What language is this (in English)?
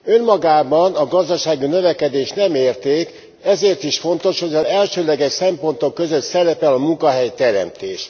Hungarian